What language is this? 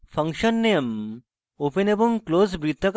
Bangla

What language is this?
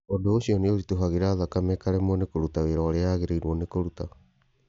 Kikuyu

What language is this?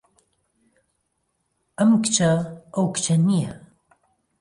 Central Kurdish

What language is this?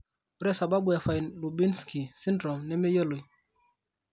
Masai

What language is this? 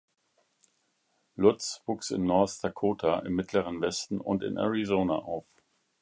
German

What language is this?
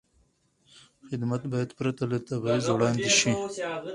Pashto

